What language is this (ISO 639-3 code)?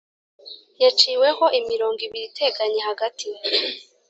kin